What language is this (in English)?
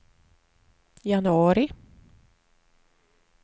Swedish